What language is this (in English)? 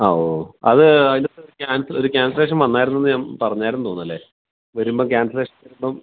Malayalam